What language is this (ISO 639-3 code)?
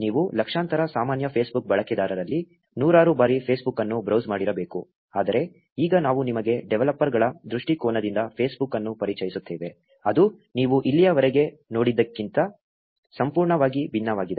kan